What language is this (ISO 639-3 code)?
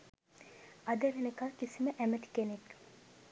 sin